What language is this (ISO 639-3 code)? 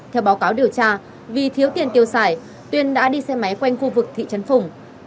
vie